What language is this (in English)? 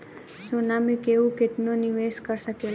Bhojpuri